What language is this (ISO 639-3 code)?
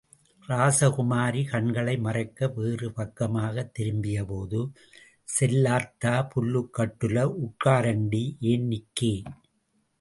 tam